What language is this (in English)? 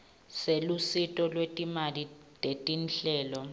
Swati